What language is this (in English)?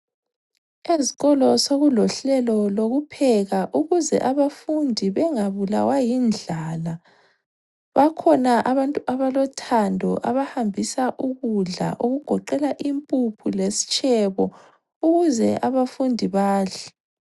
North Ndebele